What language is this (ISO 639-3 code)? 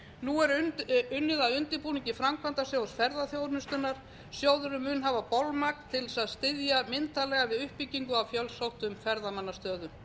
isl